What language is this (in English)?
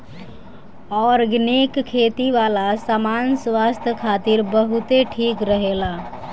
Bhojpuri